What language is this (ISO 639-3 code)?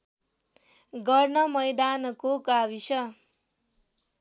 nep